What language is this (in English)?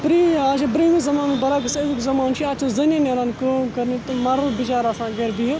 Kashmiri